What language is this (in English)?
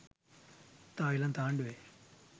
Sinhala